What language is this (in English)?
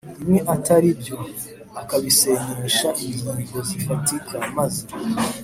Kinyarwanda